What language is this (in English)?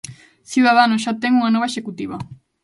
Galician